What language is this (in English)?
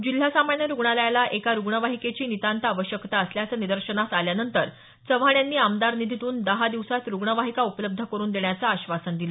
Marathi